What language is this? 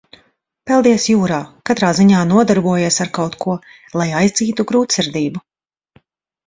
Latvian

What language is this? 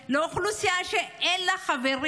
Hebrew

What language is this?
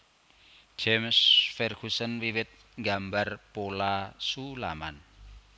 Javanese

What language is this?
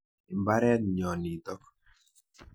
Kalenjin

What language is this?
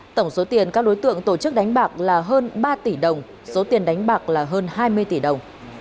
Vietnamese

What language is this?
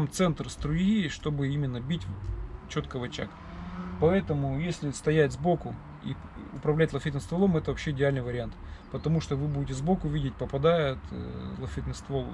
Russian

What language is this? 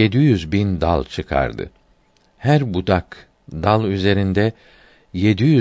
Turkish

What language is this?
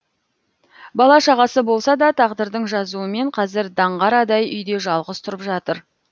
Kazakh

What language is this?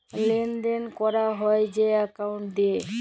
Bangla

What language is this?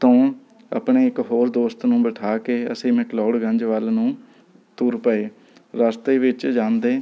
Punjabi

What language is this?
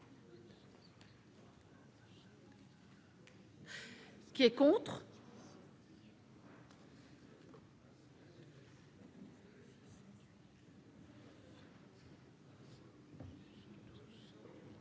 French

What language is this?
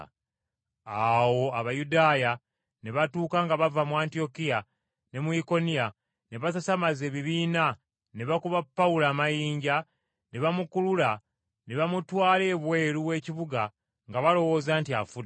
Ganda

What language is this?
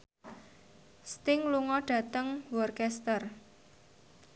Javanese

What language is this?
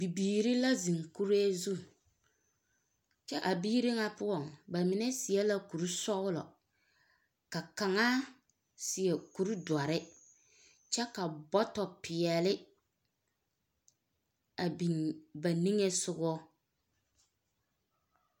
Southern Dagaare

